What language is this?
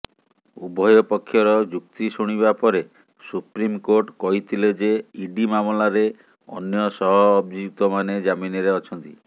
Odia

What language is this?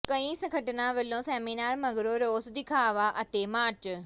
Punjabi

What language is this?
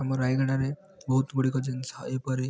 Odia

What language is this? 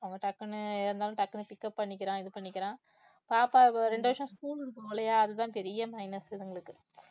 Tamil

